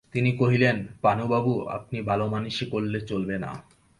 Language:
Bangla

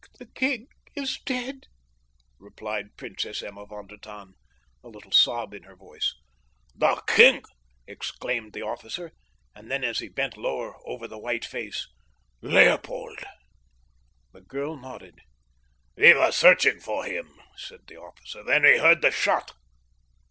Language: English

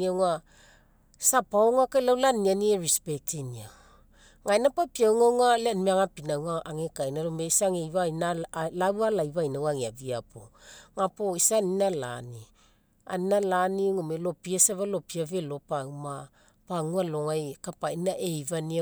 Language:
Mekeo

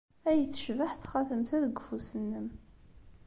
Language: Kabyle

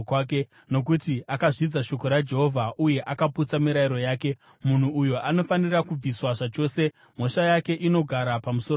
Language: Shona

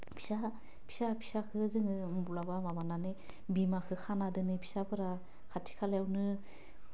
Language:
Bodo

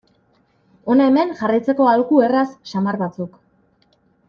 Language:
Basque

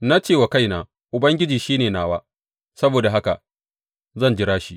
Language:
Hausa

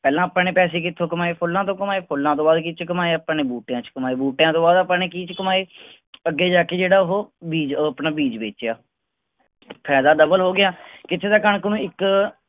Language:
Punjabi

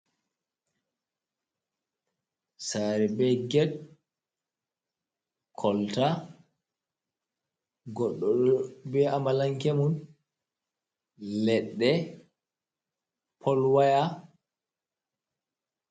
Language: Fula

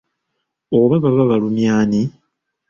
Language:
Ganda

